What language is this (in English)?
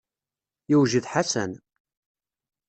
Kabyle